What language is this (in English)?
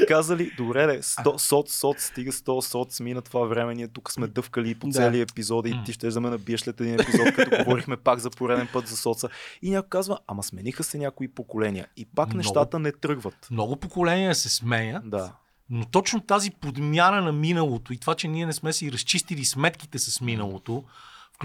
Bulgarian